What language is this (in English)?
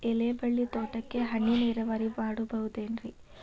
Kannada